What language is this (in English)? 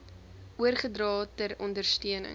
Afrikaans